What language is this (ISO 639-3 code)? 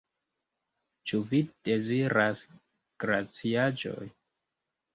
epo